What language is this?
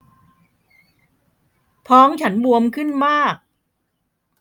Thai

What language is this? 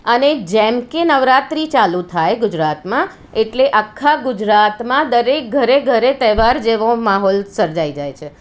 Gujarati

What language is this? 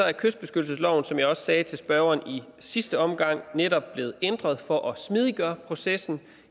Danish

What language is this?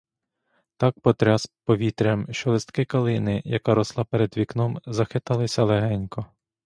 Ukrainian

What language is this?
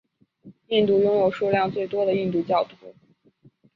Chinese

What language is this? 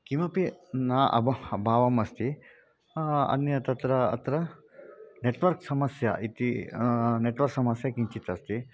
Sanskrit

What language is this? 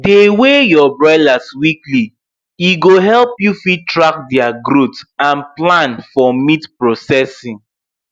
Nigerian Pidgin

